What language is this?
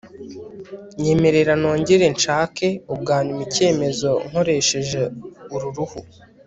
Kinyarwanda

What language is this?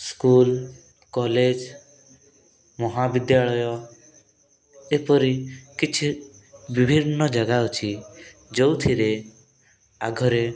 Odia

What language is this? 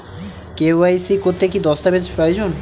Bangla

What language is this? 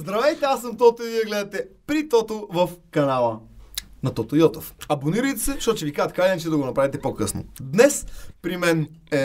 Bulgarian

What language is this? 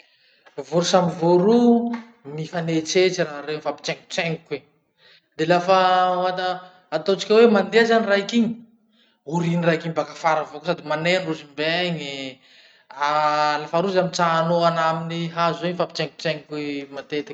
Masikoro Malagasy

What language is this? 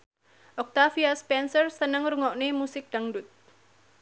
Javanese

